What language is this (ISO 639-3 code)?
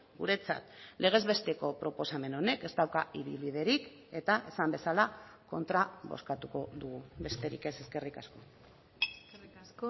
eus